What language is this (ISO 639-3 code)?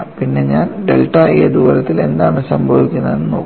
mal